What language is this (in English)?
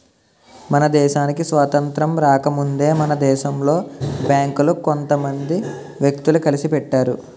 Telugu